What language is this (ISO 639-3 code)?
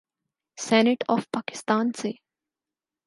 urd